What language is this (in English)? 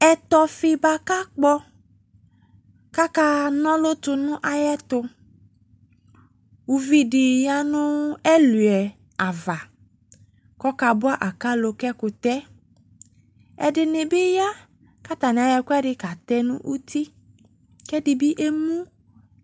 Ikposo